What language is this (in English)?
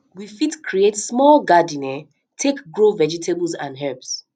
Nigerian Pidgin